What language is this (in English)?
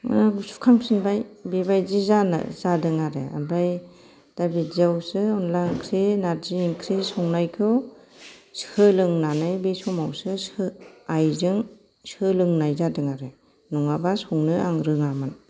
Bodo